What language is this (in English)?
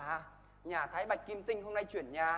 Vietnamese